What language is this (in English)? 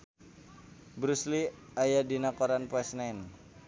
Sundanese